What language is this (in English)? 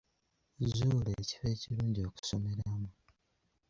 Ganda